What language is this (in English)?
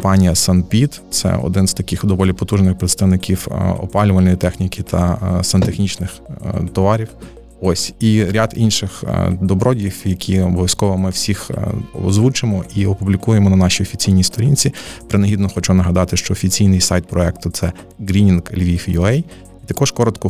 Ukrainian